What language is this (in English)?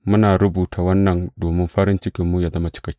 Hausa